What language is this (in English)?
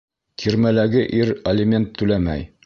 Bashkir